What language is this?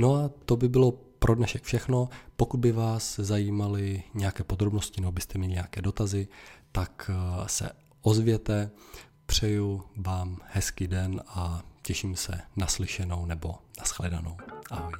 Czech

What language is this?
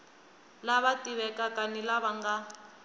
Tsonga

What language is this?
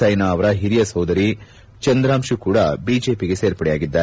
Kannada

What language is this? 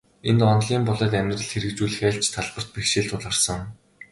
Mongolian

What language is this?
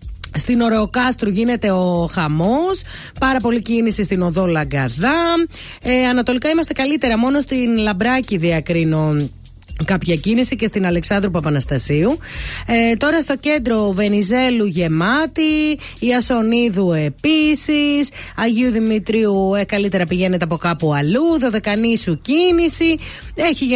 Greek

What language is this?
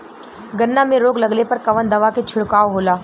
Bhojpuri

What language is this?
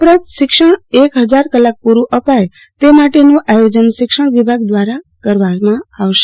Gujarati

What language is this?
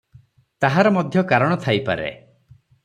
Odia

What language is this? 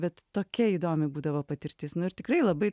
Lithuanian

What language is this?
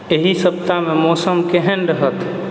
Maithili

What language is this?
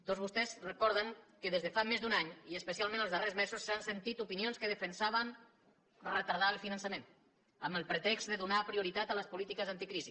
Catalan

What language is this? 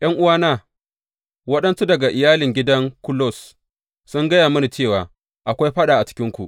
Hausa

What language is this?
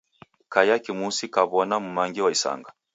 Taita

